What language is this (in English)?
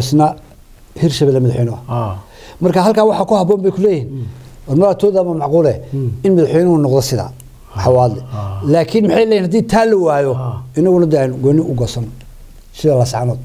Arabic